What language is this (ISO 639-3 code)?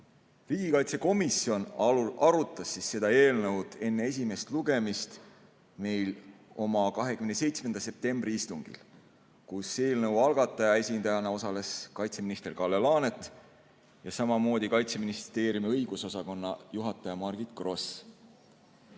est